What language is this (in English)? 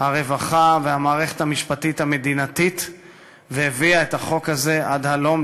Hebrew